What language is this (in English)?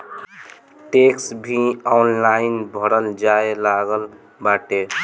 Bhojpuri